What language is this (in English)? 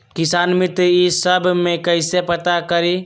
Magahi